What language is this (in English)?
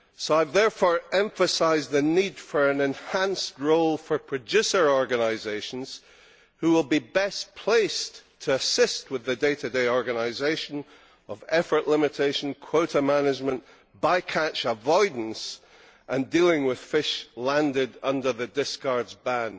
English